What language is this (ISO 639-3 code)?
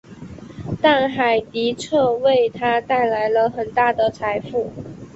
zho